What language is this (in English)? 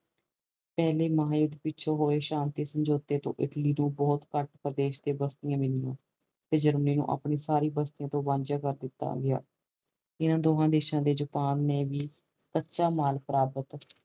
Punjabi